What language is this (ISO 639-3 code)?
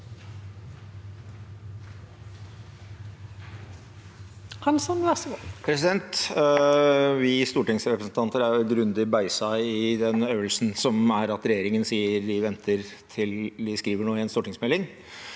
nor